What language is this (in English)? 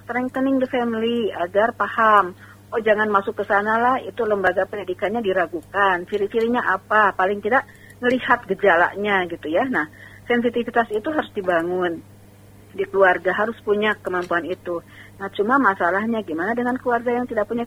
Indonesian